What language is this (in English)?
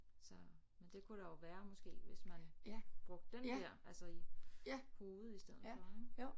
Danish